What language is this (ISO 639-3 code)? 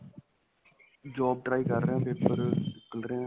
pan